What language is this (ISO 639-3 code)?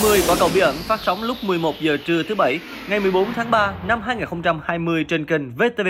vie